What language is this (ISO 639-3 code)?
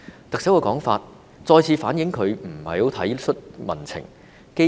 yue